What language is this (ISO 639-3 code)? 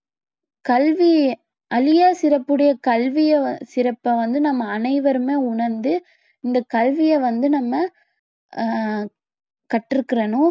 tam